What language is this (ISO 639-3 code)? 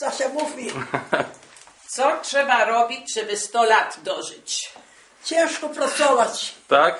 pol